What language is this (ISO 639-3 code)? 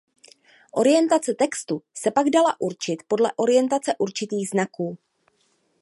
ces